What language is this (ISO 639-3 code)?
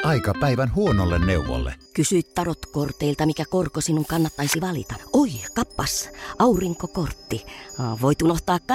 fin